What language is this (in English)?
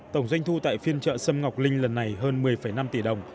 Vietnamese